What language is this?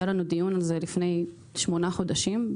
Hebrew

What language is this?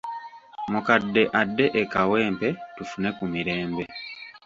Ganda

